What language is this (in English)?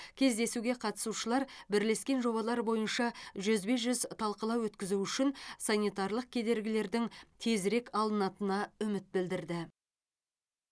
Kazakh